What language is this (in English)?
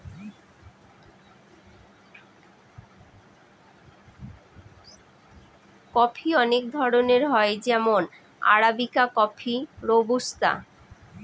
Bangla